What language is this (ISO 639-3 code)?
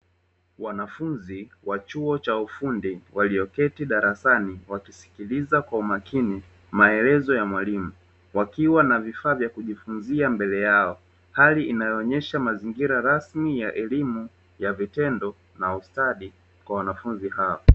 swa